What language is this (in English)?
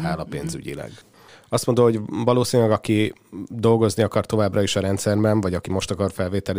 Hungarian